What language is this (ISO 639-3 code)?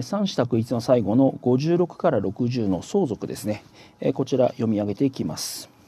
jpn